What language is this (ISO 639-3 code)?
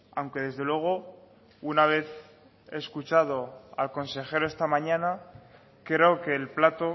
spa